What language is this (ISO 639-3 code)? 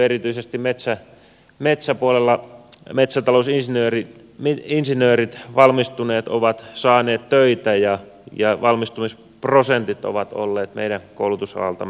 fin